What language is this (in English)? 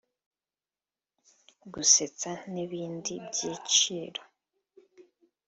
Kinyarwanda